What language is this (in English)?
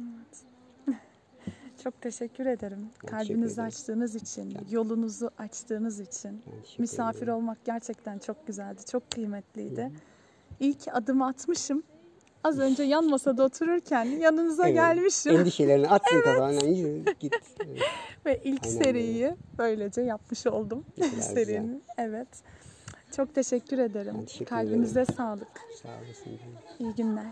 Turkish